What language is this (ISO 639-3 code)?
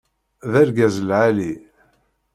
kab